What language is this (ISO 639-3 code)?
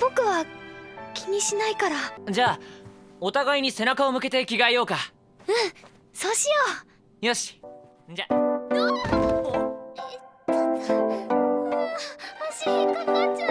jpn